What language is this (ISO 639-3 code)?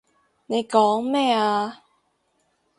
yue